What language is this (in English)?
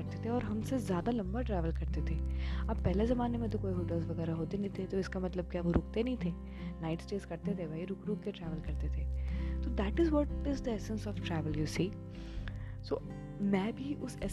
Hindi